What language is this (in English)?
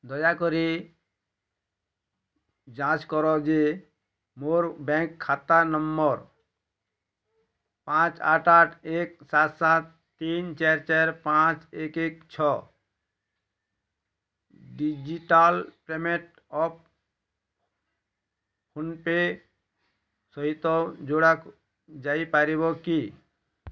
Odia